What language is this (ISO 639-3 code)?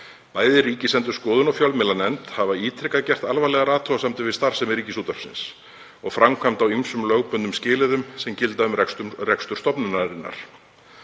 isl